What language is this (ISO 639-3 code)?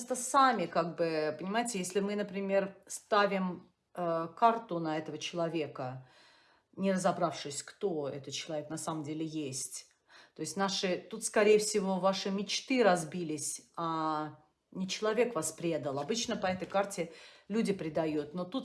rus